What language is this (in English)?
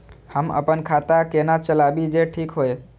Maithili